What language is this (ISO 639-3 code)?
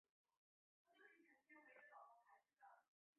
zho